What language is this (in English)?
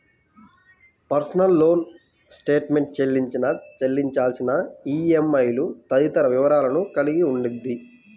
Telugu